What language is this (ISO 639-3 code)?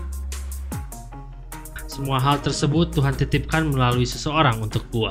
ind